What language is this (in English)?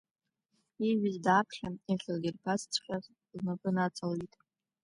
Abkhazian